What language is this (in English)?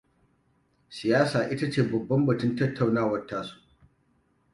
Hausa